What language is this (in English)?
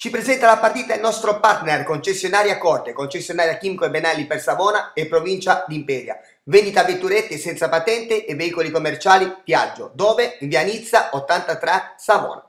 Italian